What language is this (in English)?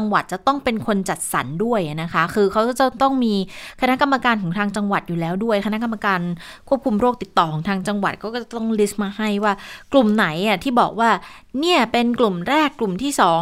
Thai